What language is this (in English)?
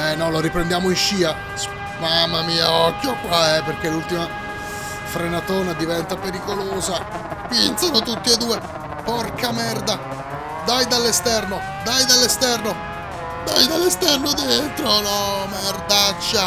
Italian